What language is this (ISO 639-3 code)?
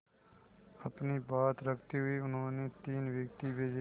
hin